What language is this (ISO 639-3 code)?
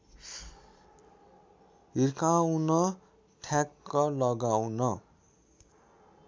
nep